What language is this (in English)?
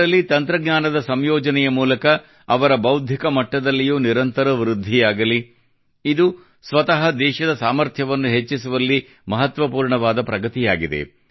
Kannada